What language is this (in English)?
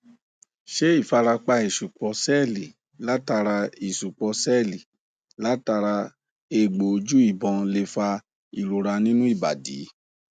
Yoruba